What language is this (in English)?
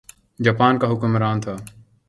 Urdu